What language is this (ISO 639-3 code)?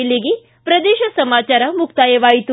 kan